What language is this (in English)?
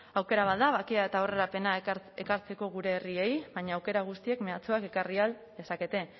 Basque